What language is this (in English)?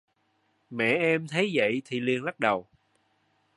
Vietnamese